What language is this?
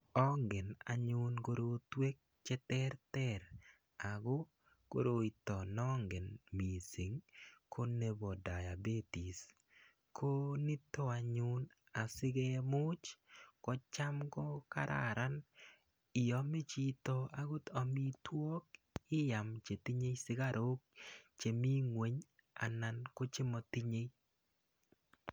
Kalenjin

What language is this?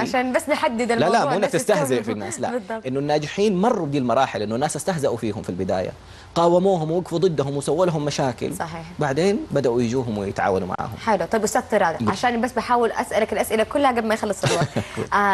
Arabic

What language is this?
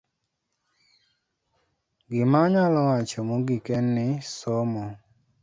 Luo (Kenya and Tanzania)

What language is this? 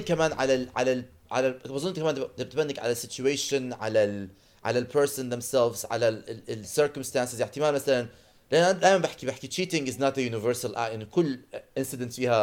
Arabic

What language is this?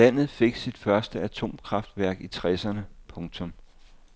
Danish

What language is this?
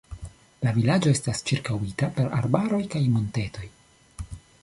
Esperanto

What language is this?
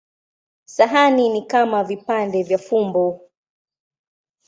Swahili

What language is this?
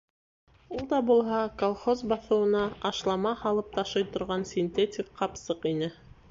Bashkir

